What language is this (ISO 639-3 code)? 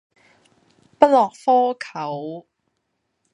yue